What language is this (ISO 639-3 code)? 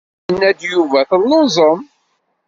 kab